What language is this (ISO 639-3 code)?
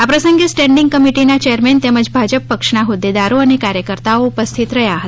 guj